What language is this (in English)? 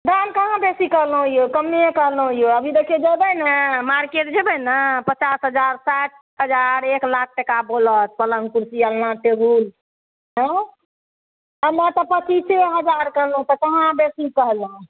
Maithili